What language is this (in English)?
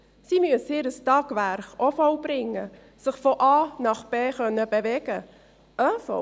Swiss German